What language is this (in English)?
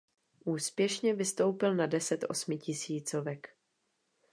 Czech